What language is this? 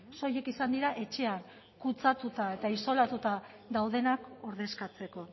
Basque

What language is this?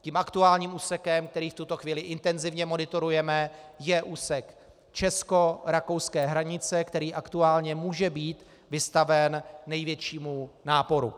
Czech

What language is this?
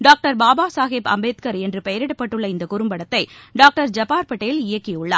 Tamil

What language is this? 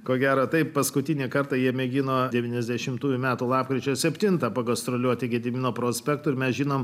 Lithuanian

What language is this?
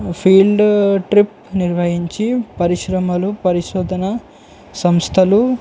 Telugu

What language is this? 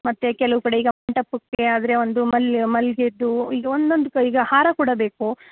Kannada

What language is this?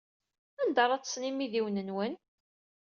Kabyle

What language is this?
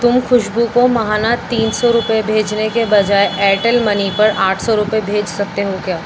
Urdu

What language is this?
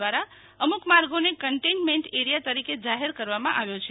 Gujarati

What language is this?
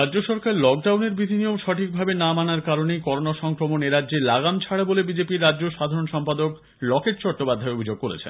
Bangla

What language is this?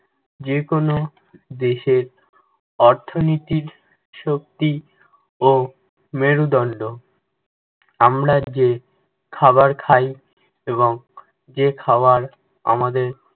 Bangla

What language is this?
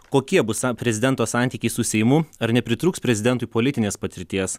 Lithuanian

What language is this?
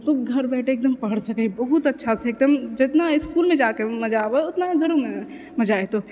Maithili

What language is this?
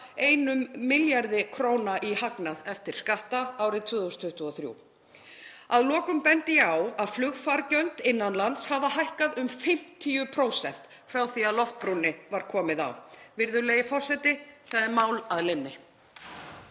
Icelandic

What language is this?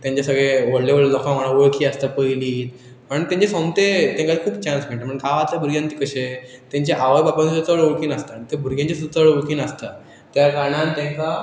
Konkani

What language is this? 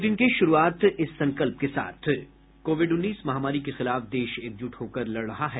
Hindi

